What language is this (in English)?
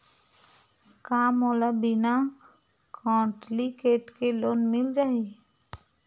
Chhattisgarhi